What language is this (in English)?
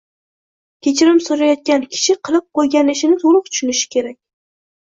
Uzbek